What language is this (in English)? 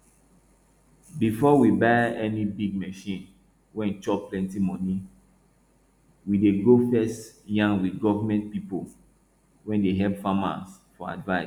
Nigerian Pidgin